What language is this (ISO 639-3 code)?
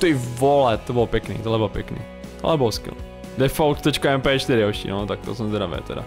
ces